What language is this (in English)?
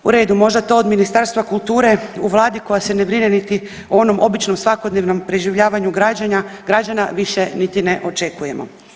Croatian